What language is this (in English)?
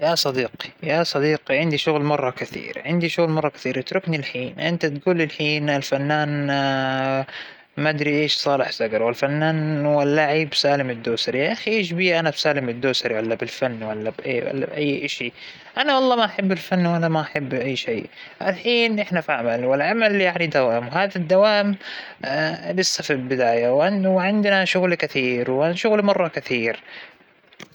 Hijazi Arabic